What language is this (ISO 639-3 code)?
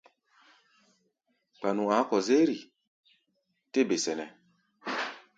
gba